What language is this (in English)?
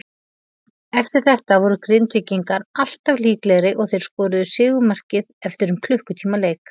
Icelandic